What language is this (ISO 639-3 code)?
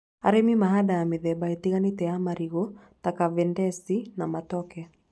kik